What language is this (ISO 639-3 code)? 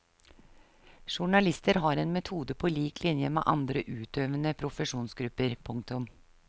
nor